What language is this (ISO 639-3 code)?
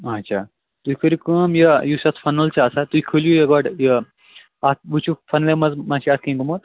kas